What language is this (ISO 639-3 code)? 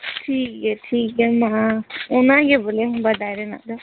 sat